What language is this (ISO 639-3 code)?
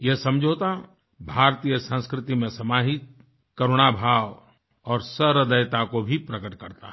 hin